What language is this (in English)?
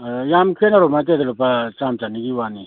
Manipuri